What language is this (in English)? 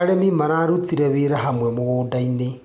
Kikuyu